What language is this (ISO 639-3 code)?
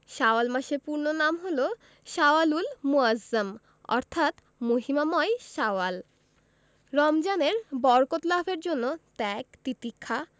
ben